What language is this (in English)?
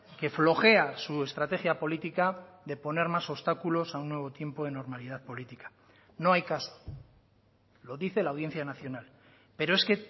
Spanish